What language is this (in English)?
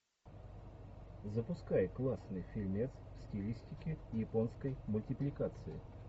Russian